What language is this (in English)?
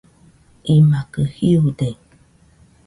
Nüpode Huitoto